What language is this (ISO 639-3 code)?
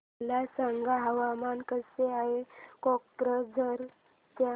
mar